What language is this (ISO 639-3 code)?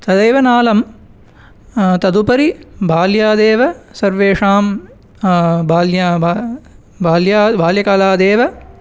san